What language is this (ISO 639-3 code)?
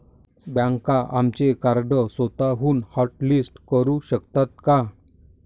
mar